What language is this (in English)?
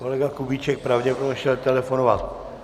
Czech